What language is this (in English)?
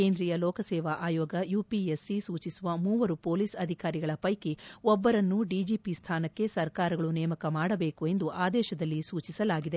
Kannada